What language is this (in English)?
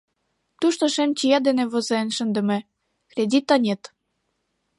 Mari